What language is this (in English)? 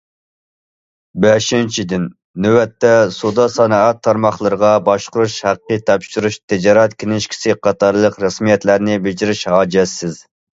Uyghur